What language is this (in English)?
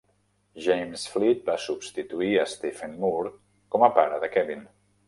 Catalan